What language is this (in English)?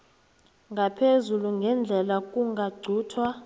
South Ndebele